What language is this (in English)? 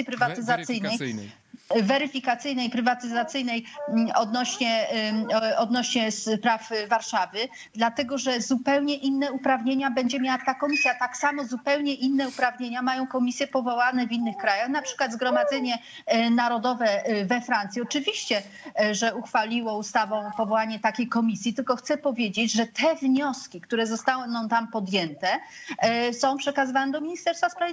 Polish